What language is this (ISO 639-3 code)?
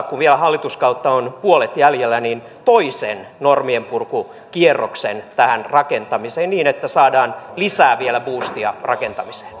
fin